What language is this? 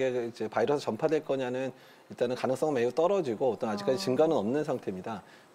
Korean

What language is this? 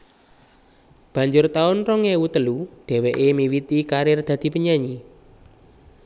Javanese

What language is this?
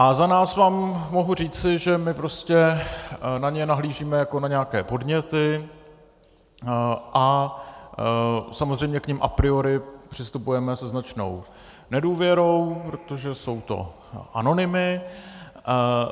Czech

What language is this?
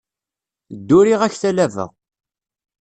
Kabyle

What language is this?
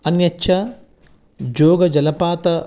Sanskrit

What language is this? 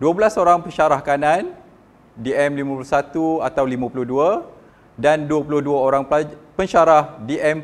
Malay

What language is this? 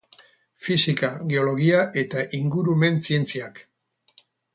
Basque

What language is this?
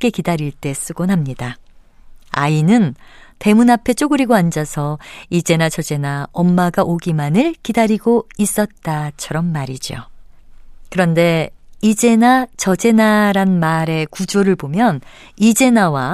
Korean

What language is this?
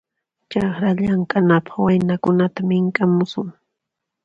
Puno Quechua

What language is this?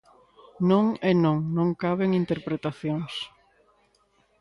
Galician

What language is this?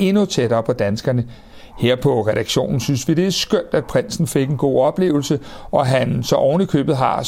Danish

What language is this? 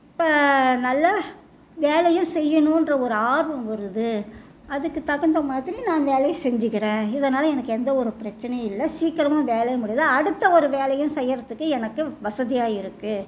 Tamil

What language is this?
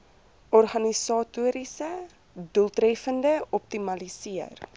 Afrikaans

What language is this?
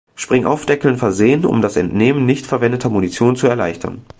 German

